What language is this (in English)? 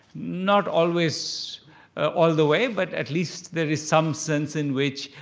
English